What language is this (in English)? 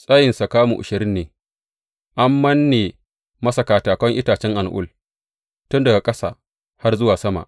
Hausa